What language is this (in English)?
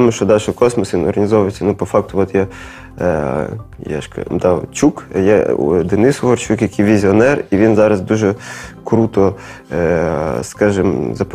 Ukrainian